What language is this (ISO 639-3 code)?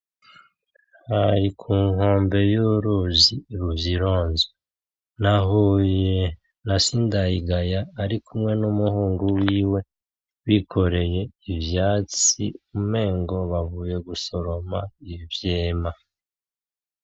run